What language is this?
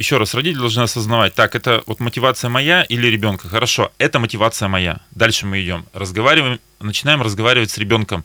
Russian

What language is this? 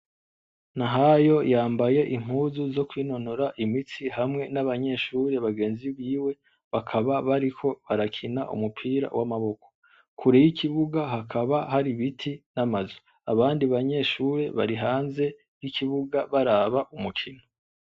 Rundi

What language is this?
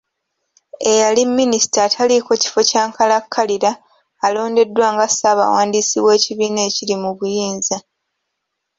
Ganda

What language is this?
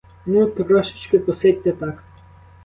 Ukrainian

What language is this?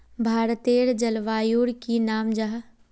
Magahi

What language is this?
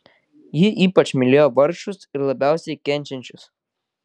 Lithuanian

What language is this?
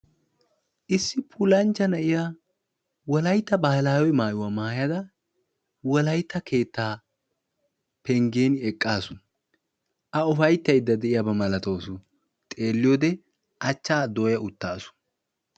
Wolaytta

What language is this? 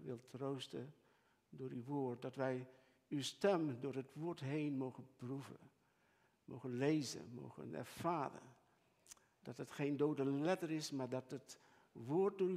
Dutch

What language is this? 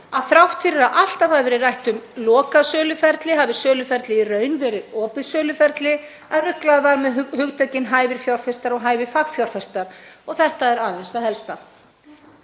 Icelandic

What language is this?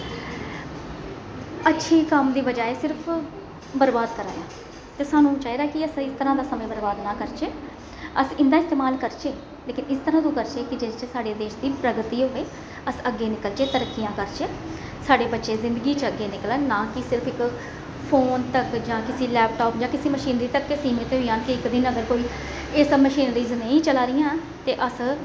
Dogri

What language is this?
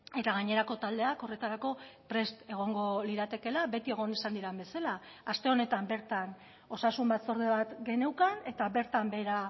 Basque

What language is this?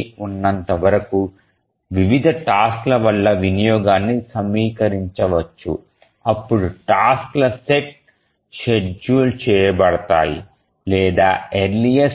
Telugu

